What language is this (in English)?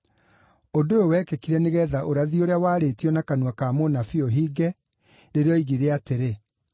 Kikuyu